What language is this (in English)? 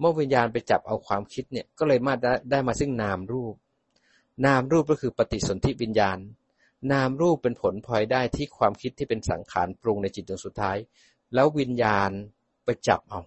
Thai